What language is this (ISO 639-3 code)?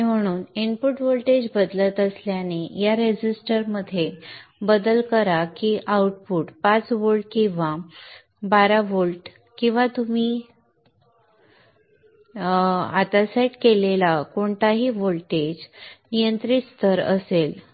mar